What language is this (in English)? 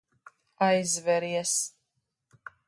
Latvian